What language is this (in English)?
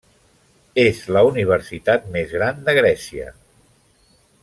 Catalan